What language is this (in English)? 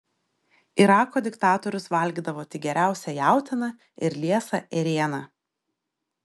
Lithuanian